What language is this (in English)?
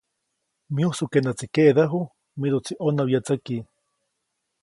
Copainalá Zoque